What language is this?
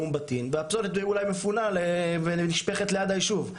Hebrew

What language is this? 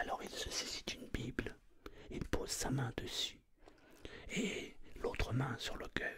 French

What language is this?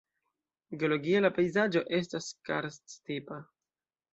Esperanto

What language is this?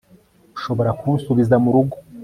Kinyarwanda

